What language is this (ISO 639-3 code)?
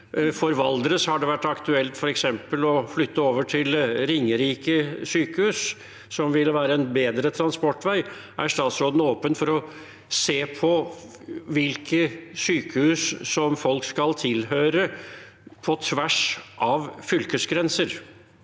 nor